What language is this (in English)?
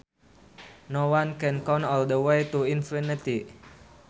Sundanese